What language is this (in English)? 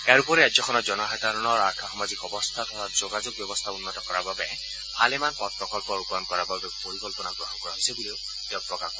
Assamese